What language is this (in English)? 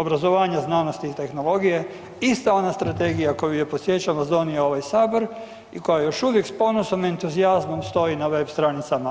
Croatian